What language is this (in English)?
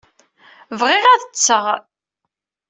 Kabyle